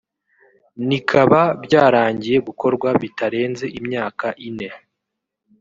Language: Kinyarwanda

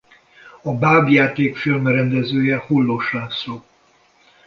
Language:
Hungarian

